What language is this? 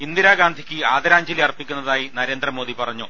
Malayalam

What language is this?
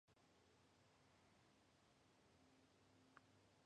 Georgian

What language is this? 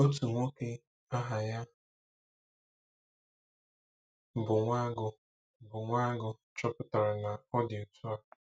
Igbo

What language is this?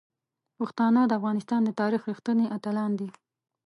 Pashto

